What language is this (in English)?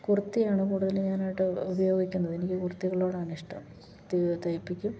Malayalam